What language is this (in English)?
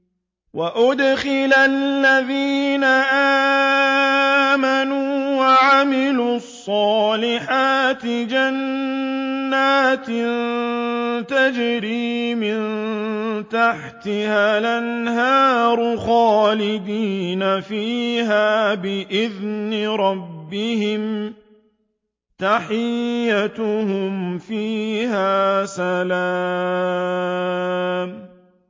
Arabic